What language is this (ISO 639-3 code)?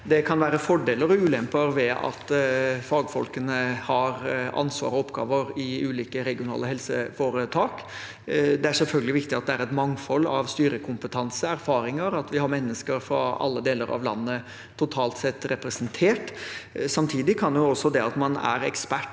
nor